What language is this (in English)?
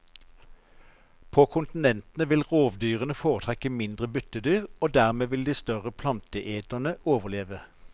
Norwegian